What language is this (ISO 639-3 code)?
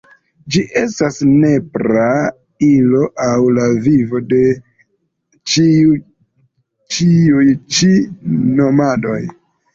epo